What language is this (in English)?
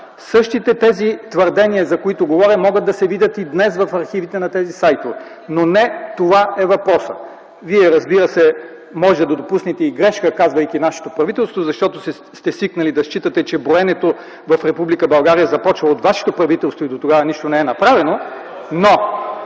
Bulgarian